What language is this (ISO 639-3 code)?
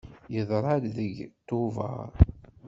kab